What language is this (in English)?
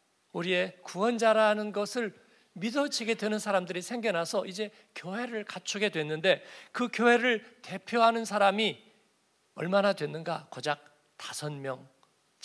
Korean